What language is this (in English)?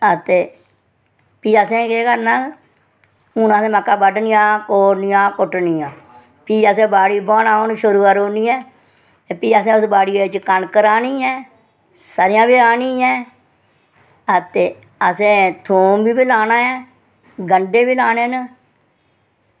Dogri